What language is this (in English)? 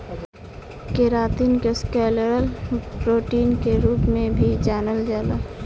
Bhojpuri